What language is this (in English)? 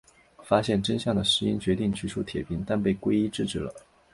Chinese